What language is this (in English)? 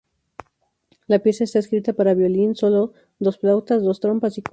Spanish